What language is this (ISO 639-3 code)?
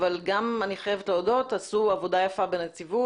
heb